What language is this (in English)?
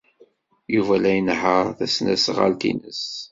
Kabyle